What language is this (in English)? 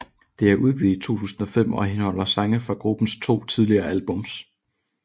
Danish